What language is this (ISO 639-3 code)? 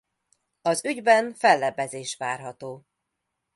hun